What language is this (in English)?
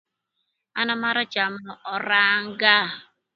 Thur